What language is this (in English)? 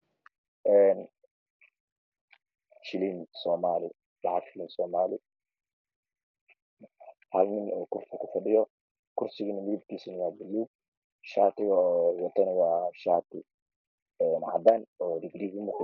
Somali